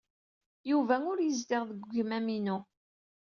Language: Kabyle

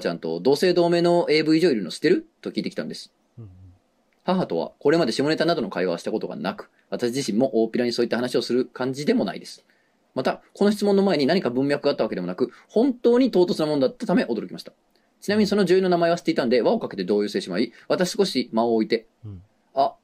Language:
Japanese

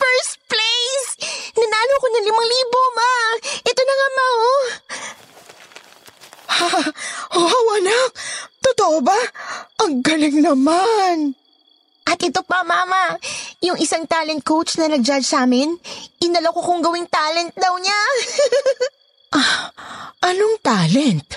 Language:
Filipino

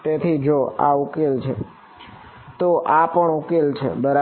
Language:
Gujarati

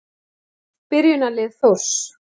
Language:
Icelandic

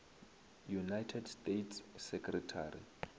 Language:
Northern Sotho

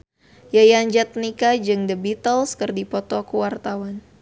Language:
Sundanese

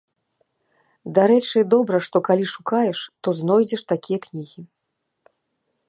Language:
Belarusian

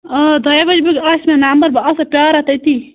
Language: Kashmiri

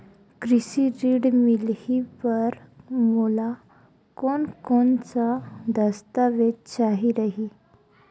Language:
Chhattisgarhi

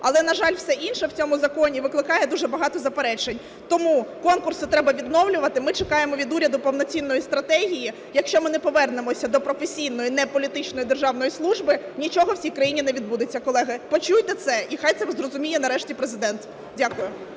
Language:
Ukrainian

